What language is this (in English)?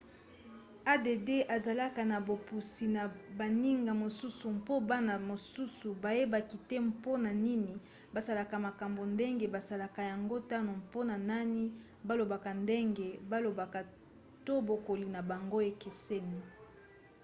Lingala